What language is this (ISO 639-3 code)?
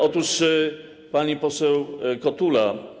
pol